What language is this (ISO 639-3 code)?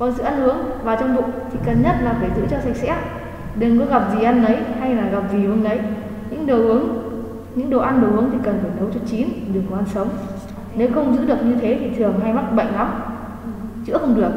vie